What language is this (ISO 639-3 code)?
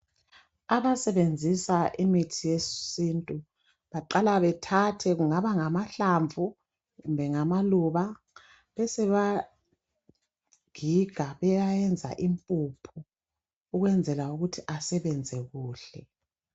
nde